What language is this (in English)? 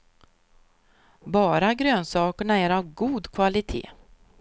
Swedish